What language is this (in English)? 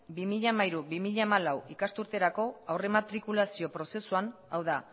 Basque